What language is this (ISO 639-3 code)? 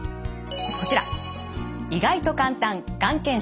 jpn